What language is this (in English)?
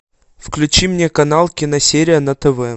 Russian